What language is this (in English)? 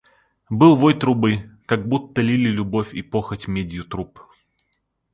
Russian